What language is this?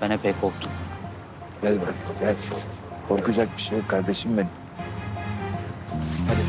Turkish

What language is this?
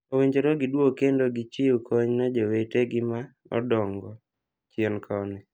Luo (Kenya and Tanzania)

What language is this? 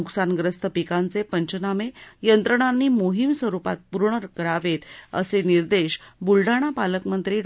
Marathi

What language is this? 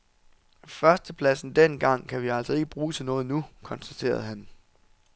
Danish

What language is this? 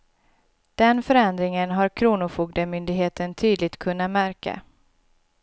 Swedish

